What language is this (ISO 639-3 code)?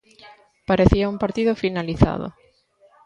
glg